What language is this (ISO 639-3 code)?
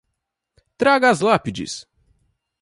por